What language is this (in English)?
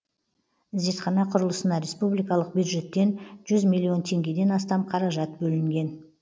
Kazakh